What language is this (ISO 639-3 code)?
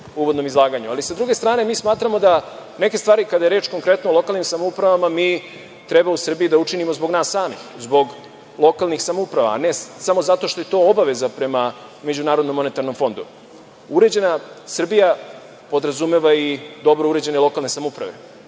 srp